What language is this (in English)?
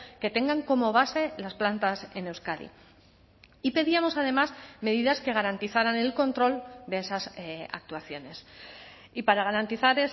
Spanish